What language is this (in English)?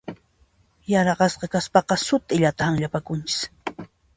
Puno Quechua